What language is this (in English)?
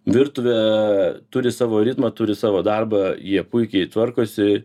Lithuanian